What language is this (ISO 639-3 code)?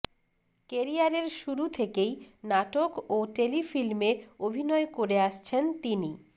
ben